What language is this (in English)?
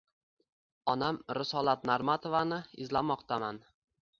Uzbek